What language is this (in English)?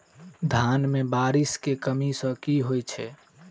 Maithili